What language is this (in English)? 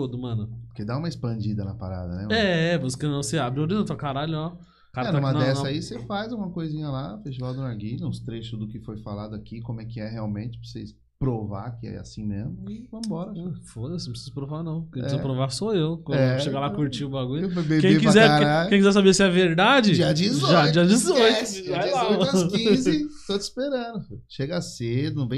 Portuguese